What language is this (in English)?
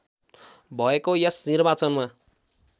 Nepali